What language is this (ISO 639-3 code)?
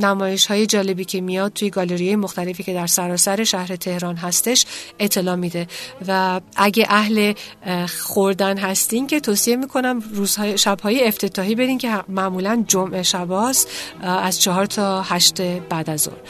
fas